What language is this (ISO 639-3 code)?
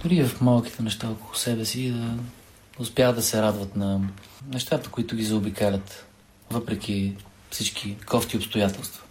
bul